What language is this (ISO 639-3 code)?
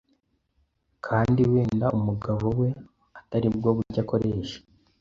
kin